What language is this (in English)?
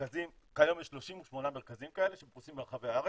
Hebrew